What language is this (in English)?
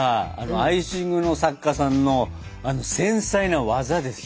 Japanese